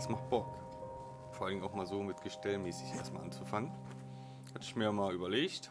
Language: German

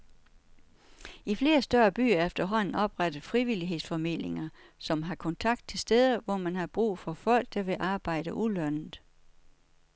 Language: Danish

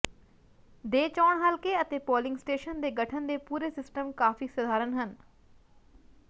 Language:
Punjabi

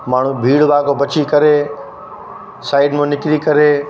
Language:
Sindhi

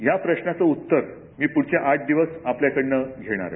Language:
Marathi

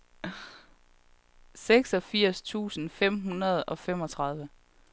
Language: Danish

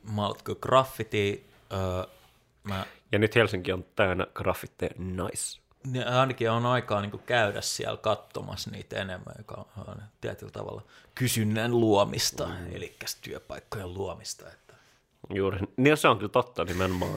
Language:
Finnish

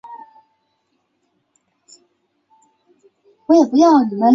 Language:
Chinese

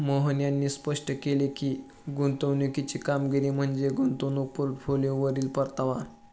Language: Marathi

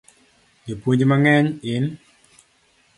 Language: Luo (Kenya and Tanzania)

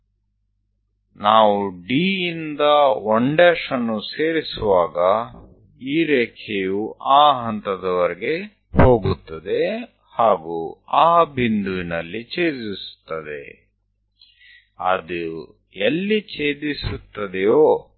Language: Gujarati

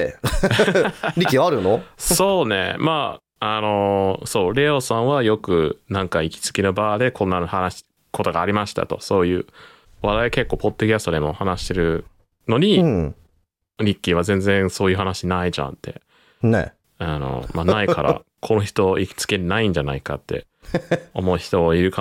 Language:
Japanese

